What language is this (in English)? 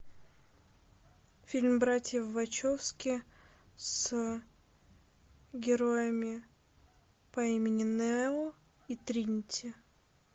Russian